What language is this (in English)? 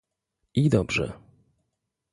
Polish